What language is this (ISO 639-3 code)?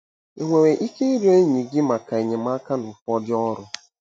ibo